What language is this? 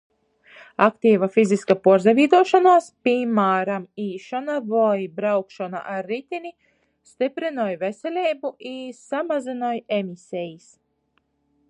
Latgalian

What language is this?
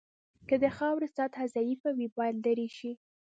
Pashto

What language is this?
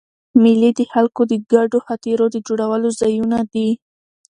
Pashto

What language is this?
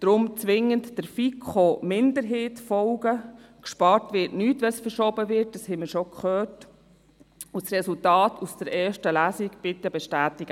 Swiss German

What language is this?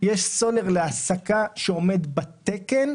Hebrew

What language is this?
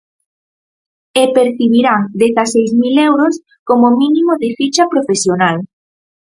Galician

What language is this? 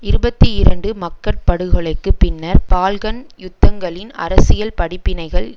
Tamil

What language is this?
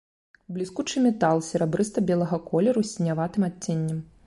Belarusian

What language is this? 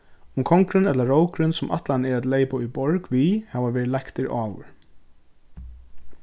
Faroese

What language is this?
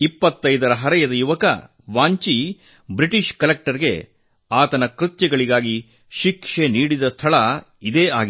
Kannada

